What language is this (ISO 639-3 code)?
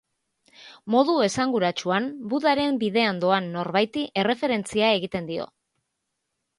eus